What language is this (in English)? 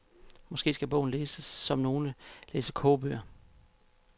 Danish